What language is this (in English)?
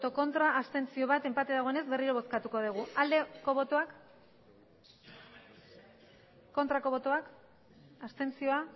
Basque